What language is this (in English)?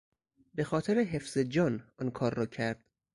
Persian